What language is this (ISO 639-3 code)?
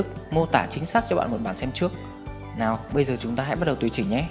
vie